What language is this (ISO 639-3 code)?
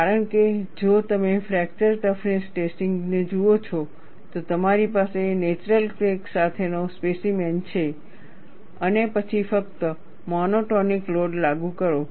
guj